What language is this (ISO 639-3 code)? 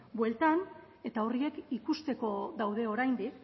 eus